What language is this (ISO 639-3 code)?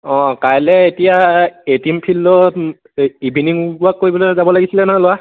asm